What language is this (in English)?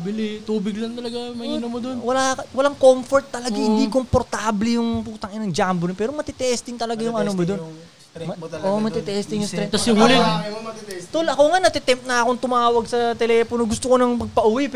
Filipino